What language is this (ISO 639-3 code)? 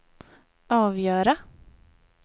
swe